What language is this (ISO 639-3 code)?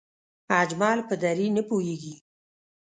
pus